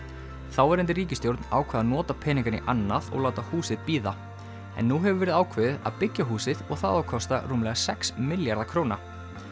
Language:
Icelandic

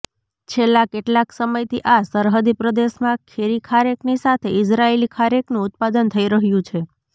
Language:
Gujarati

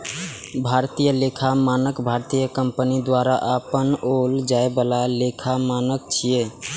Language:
Maithili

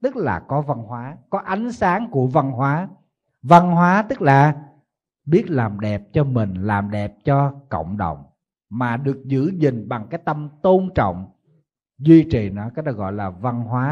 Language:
Vietnamese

